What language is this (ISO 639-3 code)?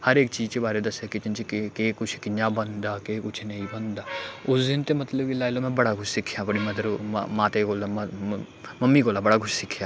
doi